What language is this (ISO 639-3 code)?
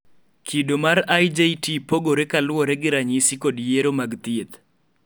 luo